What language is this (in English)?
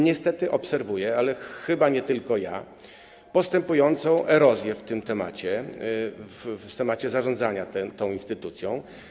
Polish